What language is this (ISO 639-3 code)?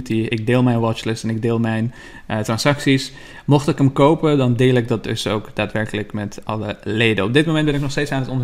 nld